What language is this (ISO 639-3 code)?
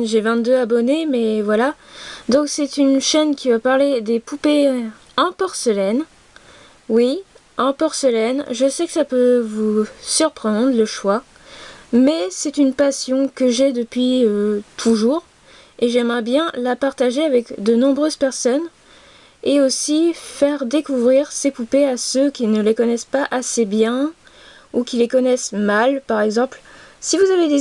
fra